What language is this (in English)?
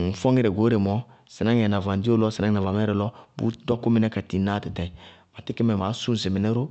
Bago-Kusuntu